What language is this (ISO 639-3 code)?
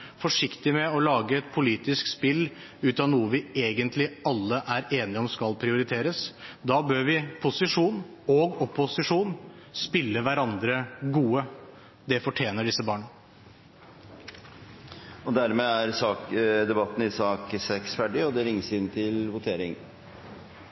nor